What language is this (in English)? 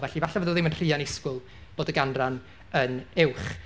Welsh